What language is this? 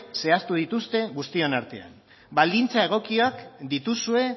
Basque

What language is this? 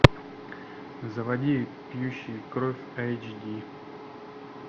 Russian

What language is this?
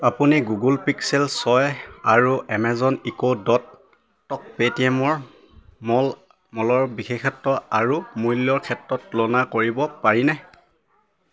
Assamese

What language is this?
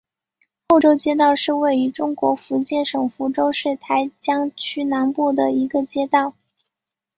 Chinese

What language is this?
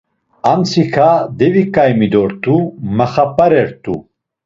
Laz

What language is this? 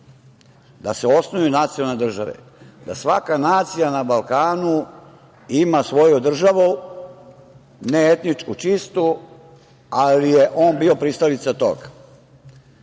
Serbian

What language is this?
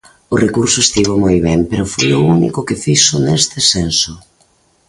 Galician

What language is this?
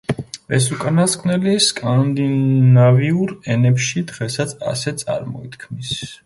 Georgian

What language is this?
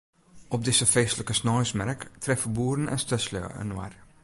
Western Frisian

